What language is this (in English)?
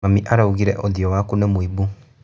Kikuyu